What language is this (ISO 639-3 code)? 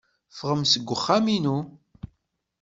kab